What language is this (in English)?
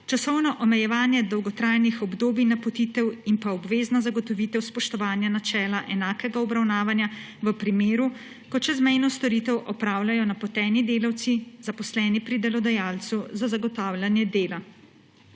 Slovenian